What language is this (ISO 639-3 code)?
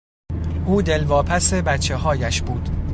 fas